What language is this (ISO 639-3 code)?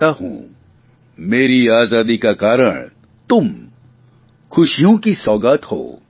guj